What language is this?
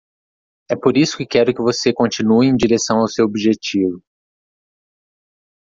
Portuguese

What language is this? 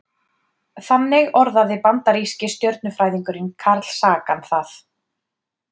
Icelandic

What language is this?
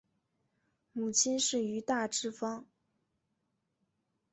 Chinese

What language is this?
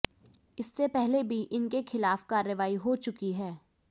Hindi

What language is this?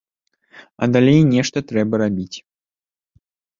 Belarusian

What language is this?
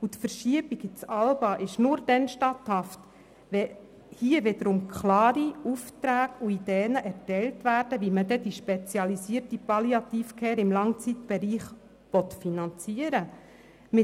Swiss German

